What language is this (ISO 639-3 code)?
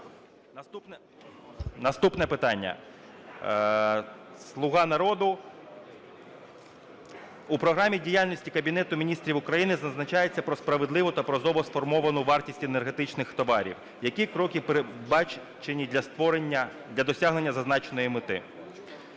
ukr